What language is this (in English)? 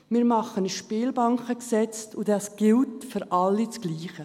Swiss German